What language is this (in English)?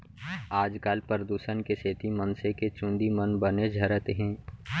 Chhattisgarhi